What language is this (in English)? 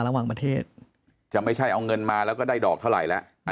Thai